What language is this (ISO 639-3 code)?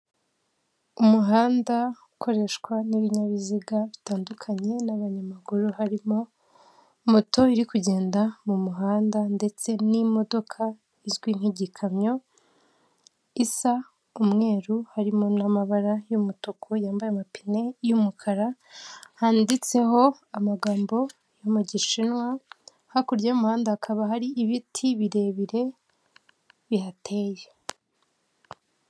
kin